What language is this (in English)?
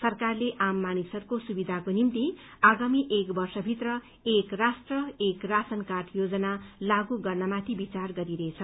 Nepali